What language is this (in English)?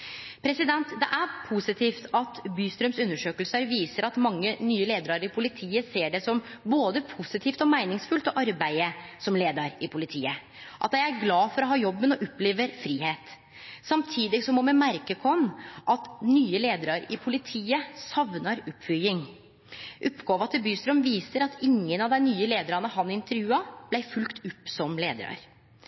Norwegian Nynorsk